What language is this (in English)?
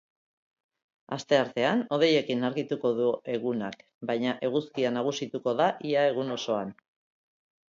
Basque